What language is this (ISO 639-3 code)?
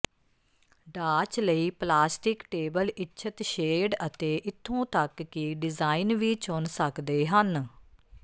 pan